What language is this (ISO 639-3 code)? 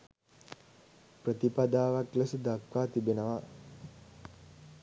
sin